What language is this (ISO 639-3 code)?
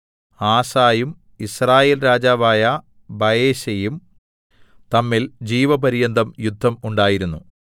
mal